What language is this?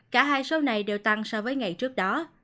Vietnamese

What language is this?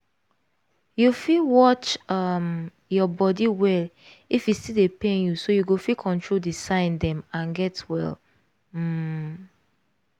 Nigerian Pidgin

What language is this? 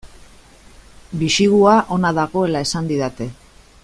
Basque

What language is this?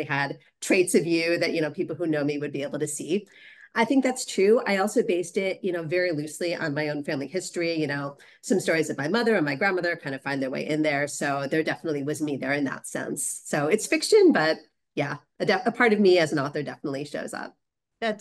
English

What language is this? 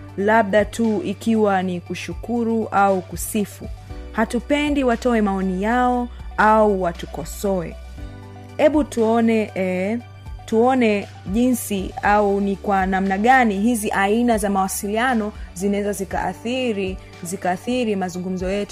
Swahili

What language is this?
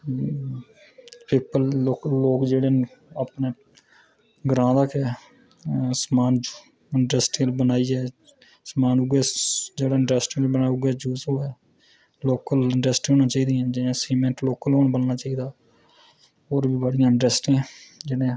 Dogri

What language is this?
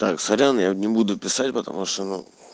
Russian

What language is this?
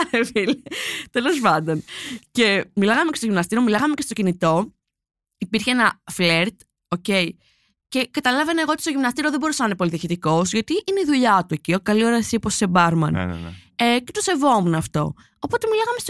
Greek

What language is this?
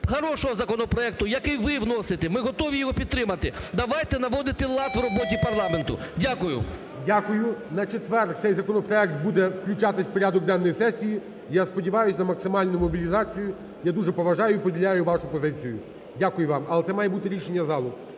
Ukrainian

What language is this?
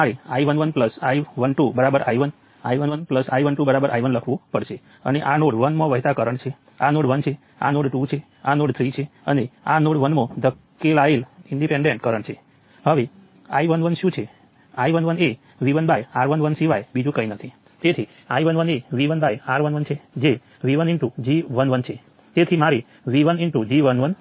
Gujarati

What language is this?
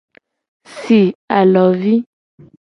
Gen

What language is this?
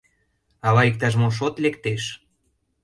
Mari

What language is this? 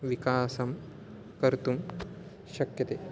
Sanskrit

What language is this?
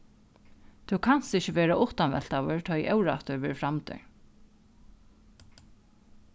Faroese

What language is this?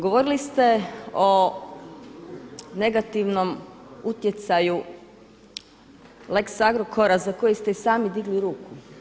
Croatian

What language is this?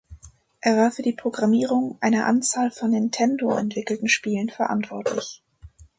German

